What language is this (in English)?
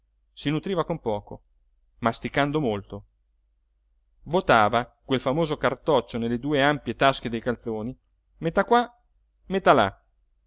Italian